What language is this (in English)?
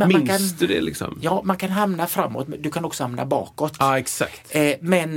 Swedish